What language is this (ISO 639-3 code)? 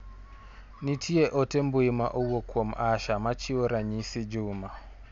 luo